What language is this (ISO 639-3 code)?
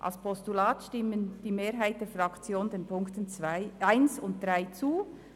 gsw